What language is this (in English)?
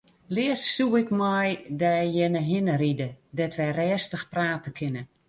Western Frisian